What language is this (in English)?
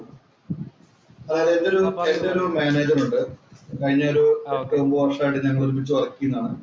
Malayalam